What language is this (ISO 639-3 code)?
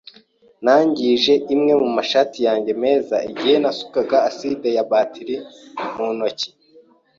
kin